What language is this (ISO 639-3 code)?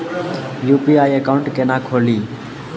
mai